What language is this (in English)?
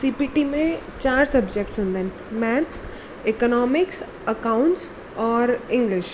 Sindhi